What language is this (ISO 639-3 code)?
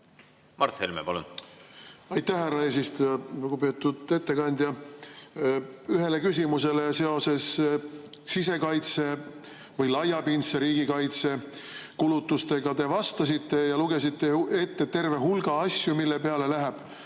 est